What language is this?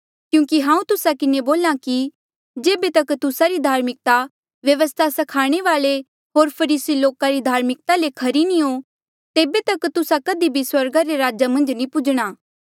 Mandeali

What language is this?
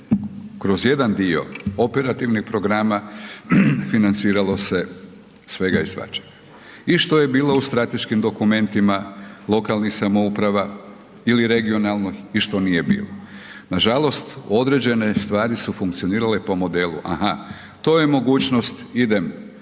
Croatian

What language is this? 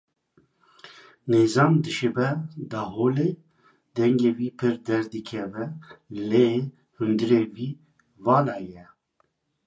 Kurdish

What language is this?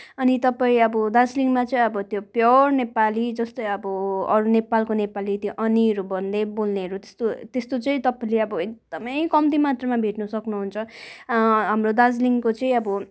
Nepali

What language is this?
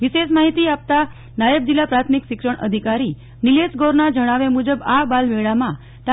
Gujarati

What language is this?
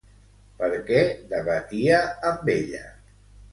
Catalan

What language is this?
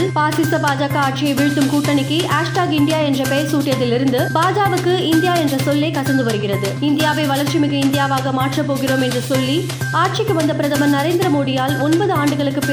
Tamil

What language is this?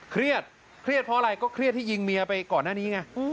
Thai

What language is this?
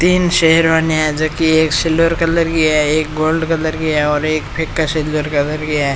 Rajasthani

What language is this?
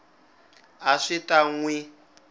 Tsonga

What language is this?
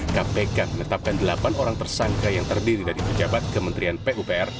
Indonesian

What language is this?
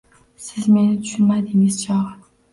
Uzbek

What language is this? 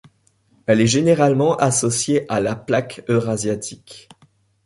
French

